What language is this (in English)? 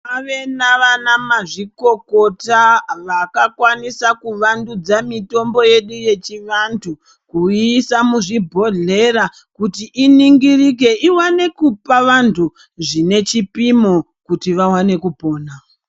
Ndau